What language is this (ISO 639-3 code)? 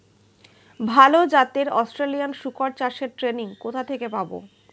ben